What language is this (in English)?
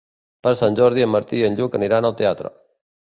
Catalan